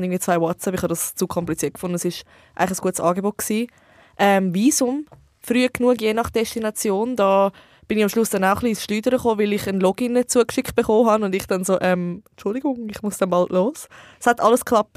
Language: German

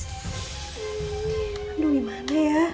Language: Indonesian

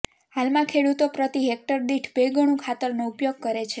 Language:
Gujarati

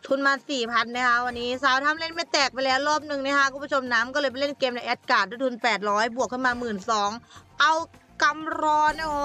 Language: Thai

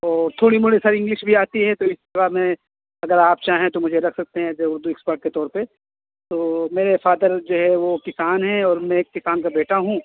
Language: Urdu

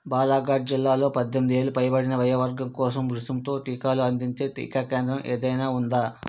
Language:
Telugu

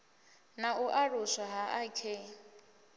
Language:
Venda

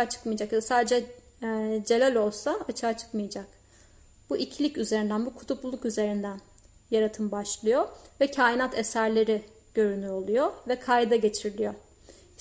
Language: Turkish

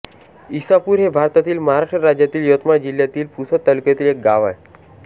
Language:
Marathi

